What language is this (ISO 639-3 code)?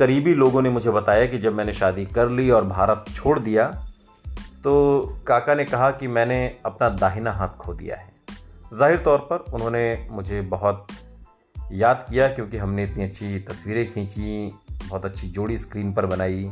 hin